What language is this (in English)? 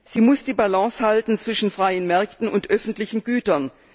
German